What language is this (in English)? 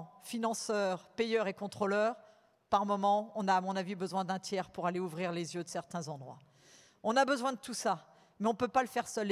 French